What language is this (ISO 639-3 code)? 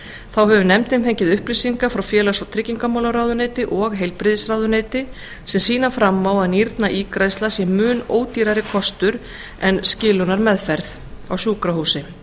isl